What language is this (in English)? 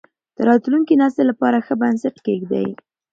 Pashto